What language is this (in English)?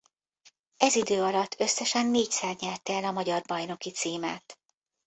Hungarian